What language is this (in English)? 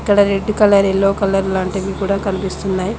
Telugu